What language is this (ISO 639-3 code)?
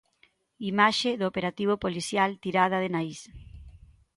glg